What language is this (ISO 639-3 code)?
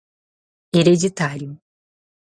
por